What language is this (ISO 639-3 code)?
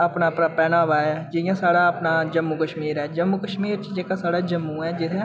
doi